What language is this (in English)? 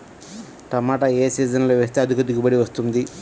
Telugu